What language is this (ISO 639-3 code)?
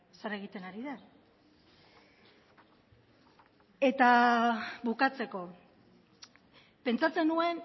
eus